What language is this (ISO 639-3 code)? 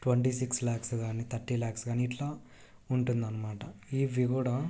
tel